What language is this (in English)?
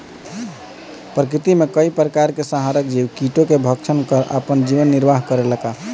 Bhojpuri